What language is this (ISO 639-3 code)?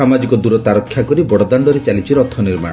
ori